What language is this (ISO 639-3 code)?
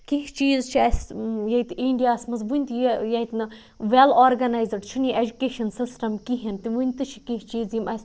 kas